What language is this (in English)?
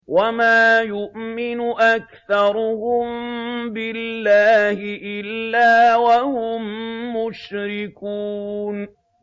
Arabic